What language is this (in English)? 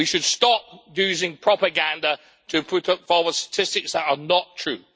English